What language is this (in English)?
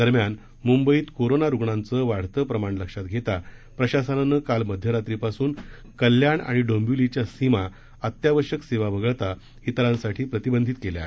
Marathi